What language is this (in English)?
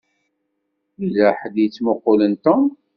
Kabyle